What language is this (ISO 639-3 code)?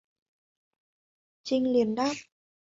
vie